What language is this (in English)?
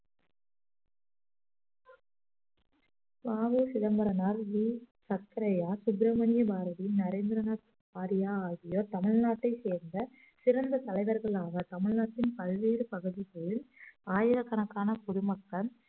Tamil